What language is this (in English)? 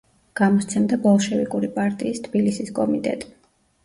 Georgian